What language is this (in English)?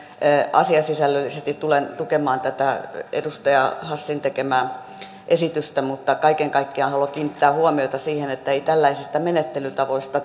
Finnish